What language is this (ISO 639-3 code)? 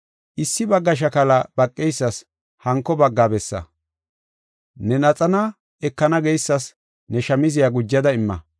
gof